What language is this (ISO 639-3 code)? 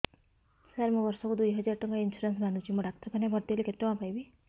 ori